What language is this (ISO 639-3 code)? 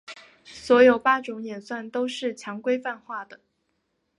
zho